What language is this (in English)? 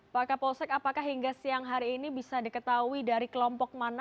Indonesian